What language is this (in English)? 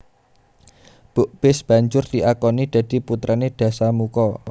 Javanese